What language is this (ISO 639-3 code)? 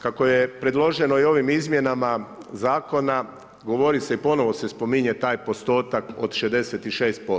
hrv